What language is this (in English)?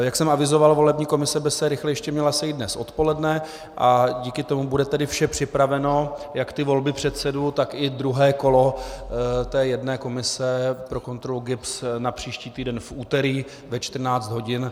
Czech